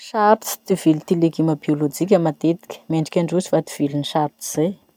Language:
Masikoro Malagasy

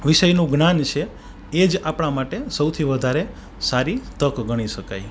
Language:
Gujarati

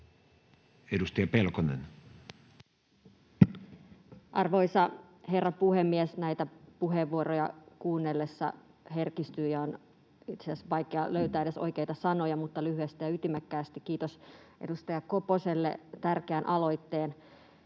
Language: Finnish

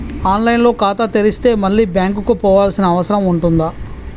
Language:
Telugu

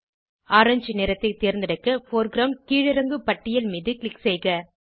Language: Tamil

